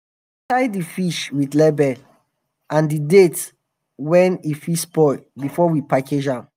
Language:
Nigerian Pidgin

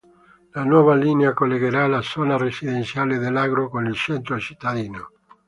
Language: Italian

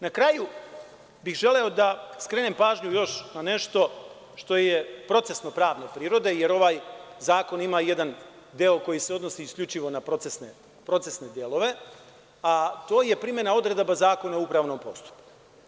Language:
Serbian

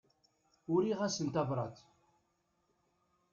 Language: Kabyle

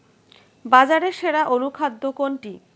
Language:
Bangla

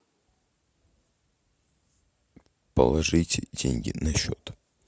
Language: Russian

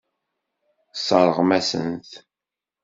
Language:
Kabyle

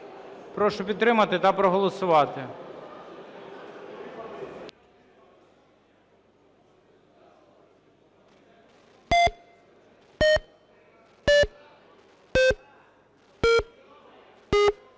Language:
Ukrainian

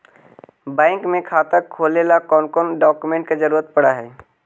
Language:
Magahi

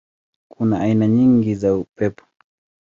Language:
Swahili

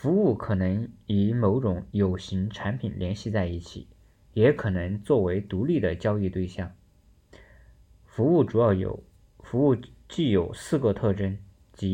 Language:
Chinese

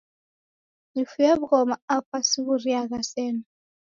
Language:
Taita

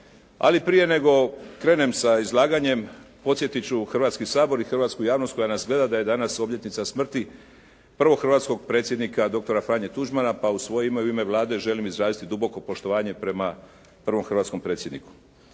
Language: Croatian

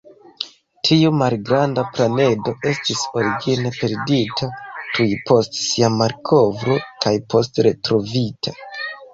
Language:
Esperanto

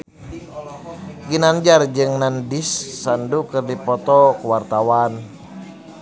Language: Sundanese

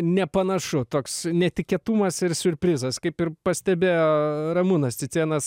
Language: Lithuanian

